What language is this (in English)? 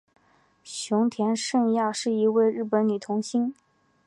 Chinese